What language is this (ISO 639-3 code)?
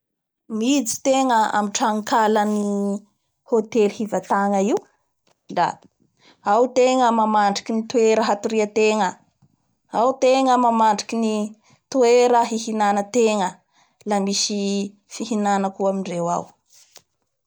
bhr